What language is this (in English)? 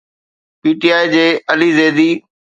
Sindhi